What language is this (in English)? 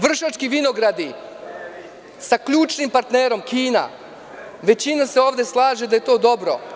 Serbian